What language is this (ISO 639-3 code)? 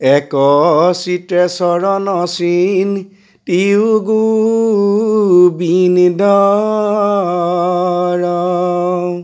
asm